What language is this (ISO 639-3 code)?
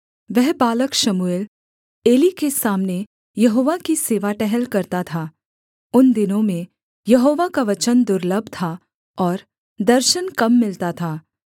hin